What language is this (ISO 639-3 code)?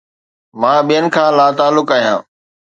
snd